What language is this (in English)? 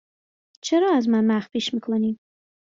Persian